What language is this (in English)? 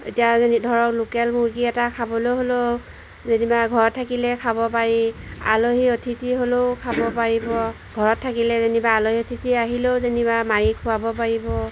Assamese